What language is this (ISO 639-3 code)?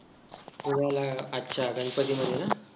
mar